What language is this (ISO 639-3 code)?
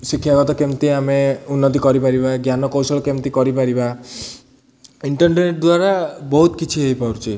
ori